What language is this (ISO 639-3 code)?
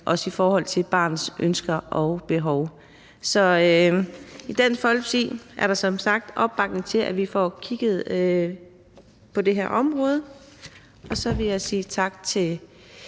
dan